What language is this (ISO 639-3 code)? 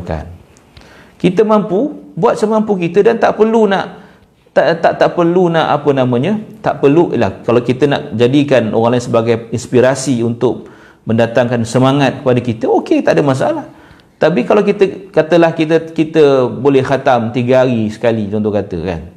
msa